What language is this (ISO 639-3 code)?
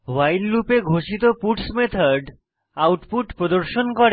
ben